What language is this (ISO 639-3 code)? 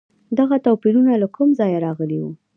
pus